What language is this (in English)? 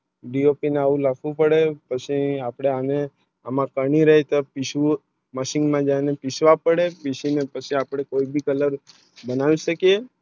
Gujarati